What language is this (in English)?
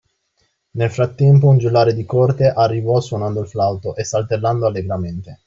Italian